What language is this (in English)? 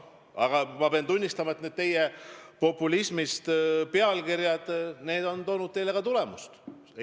Estonian